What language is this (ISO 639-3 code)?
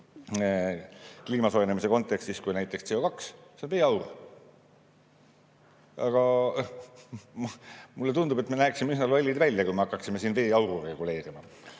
est